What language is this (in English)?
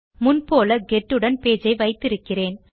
Tamil